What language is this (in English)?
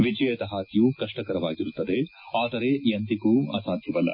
Kannada